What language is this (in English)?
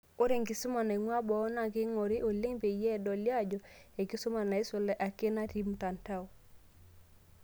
Masai